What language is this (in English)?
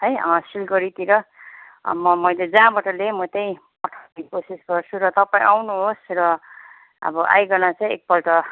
Nepali